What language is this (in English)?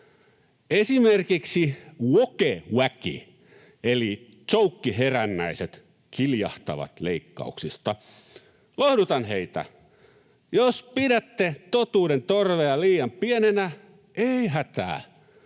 Finnish